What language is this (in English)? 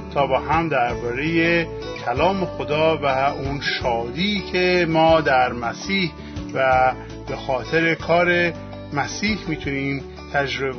Persian